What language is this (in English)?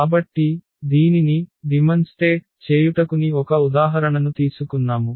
Telugu